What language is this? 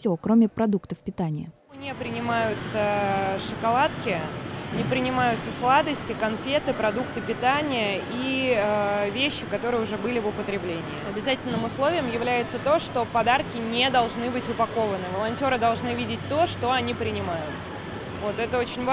Russian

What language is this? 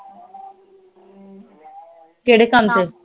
Punjabi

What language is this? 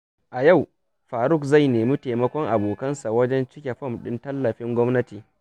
Hausa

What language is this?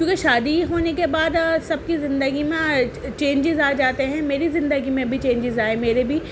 Urdu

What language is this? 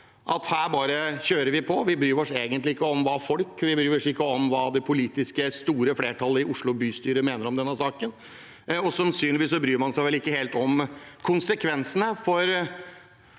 Norwegian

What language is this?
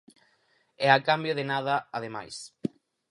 Galician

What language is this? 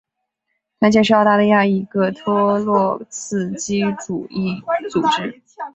Chinese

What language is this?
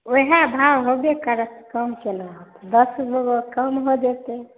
Maithili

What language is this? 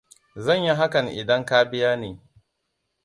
Hausa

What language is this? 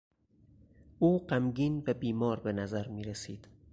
Persian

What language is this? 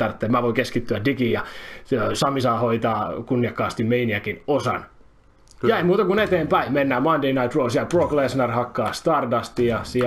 Finnish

